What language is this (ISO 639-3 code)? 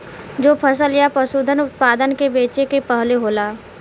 bho